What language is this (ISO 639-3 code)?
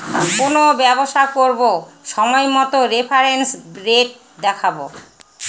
ben